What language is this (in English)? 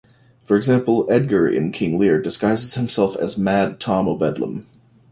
English